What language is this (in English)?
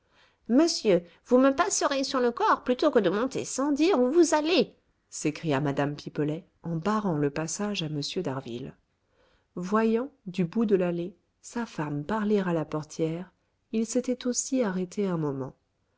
French